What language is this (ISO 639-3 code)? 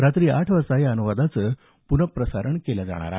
mar